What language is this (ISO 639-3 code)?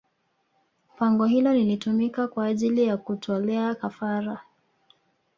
swa